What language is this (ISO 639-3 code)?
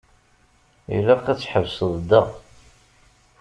kab